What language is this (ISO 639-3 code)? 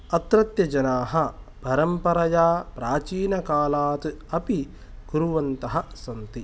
san